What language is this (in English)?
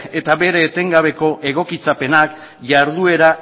Basque